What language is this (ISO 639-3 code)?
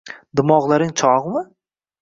uzb